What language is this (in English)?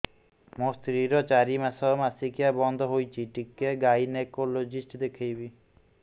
Odia